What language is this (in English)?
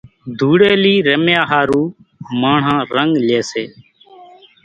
Kachi Koli